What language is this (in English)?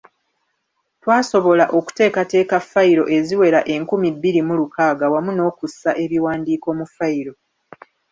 Ganda